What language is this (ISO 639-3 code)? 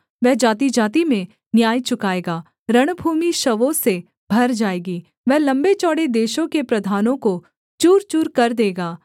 hin